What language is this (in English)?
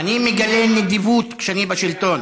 Hebrew